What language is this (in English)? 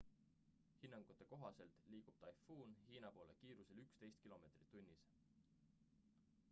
Estonian